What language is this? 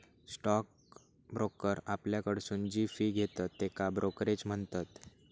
Marathi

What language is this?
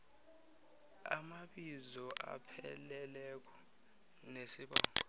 South Ndebele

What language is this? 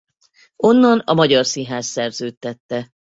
Hungarian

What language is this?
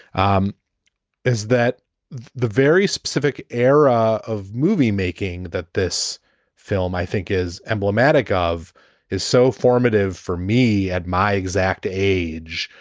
English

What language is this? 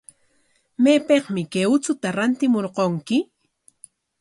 Corongo Ancash Quechua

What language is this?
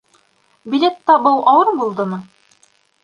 Bashkir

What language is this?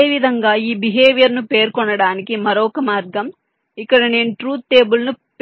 Telugu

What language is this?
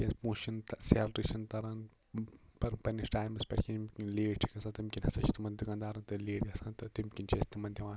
Kashmiri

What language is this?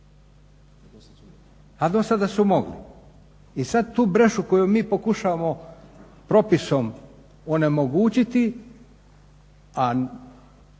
Croatian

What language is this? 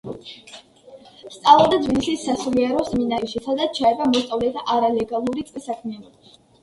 Georgian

